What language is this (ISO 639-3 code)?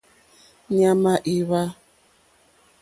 bri